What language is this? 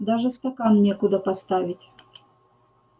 Russian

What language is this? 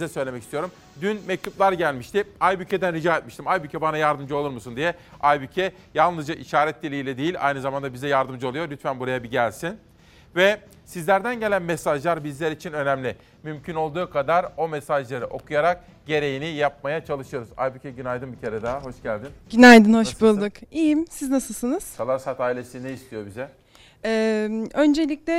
Turkish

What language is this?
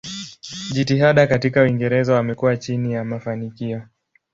Swahili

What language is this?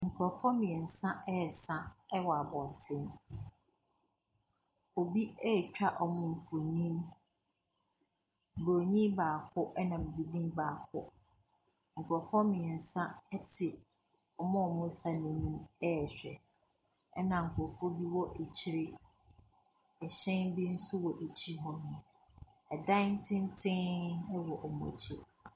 Akan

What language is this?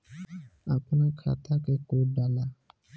Bhojpuri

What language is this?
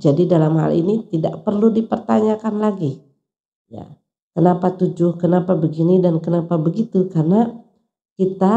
Indonesian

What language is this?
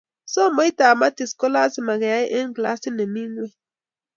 Kalenjin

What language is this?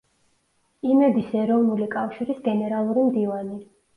Georgian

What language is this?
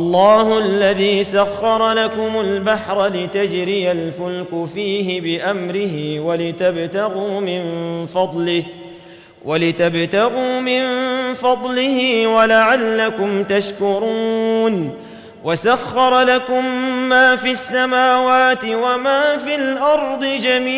Arabic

